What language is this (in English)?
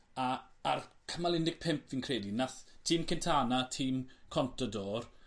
Welsh